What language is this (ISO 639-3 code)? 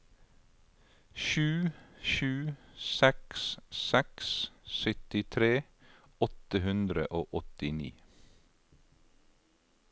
nor